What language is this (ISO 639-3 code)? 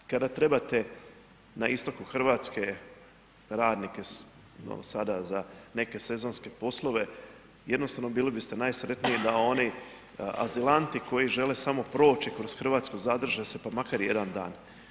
hrv